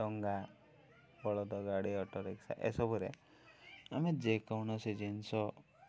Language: Odia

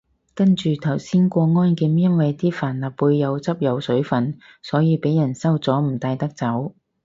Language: Cantonese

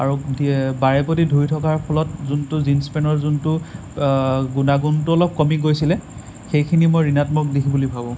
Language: Assamese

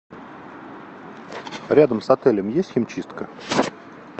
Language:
Russian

